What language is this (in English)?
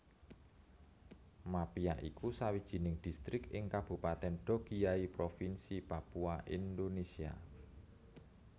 Javanese